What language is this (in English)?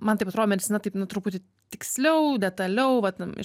Lithuanian